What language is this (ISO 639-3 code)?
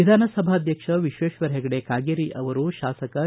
kan